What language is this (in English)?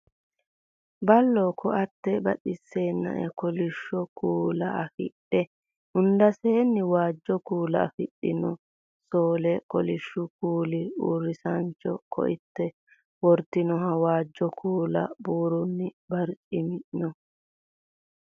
Sidamo